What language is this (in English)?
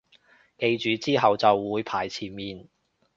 Cantonese